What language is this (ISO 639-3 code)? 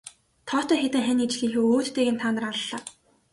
mon